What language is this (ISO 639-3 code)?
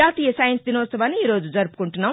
tel